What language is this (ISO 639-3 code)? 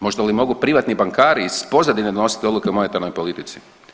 hrv